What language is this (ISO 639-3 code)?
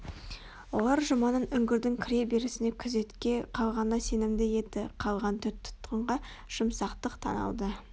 kaz